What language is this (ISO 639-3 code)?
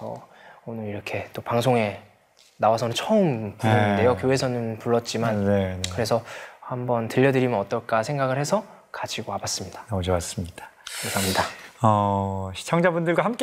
kor